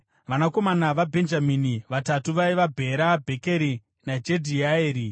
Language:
Shona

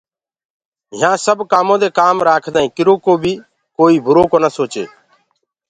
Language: Gurgula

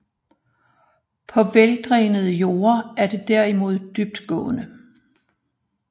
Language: Danish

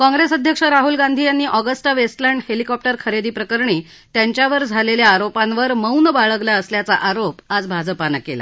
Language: Marathi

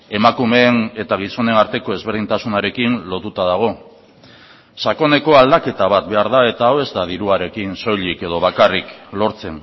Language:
Basque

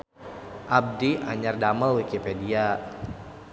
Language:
Sundanese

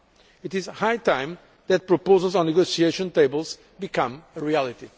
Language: English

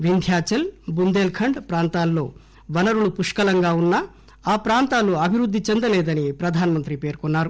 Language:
Telugu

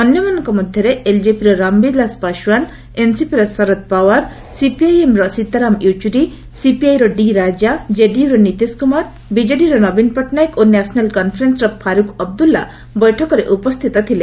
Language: Odia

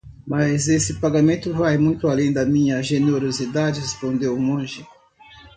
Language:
Portuguese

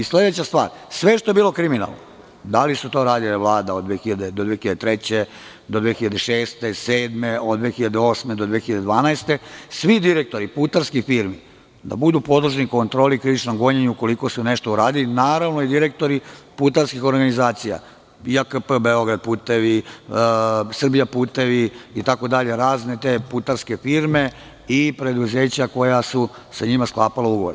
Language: Serbian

